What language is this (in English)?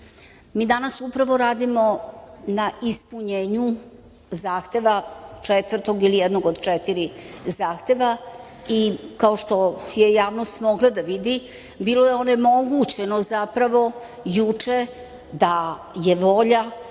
Serbian